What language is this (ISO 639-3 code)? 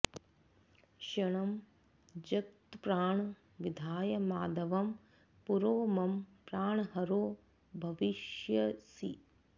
san